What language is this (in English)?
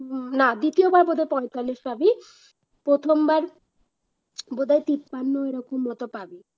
Bangla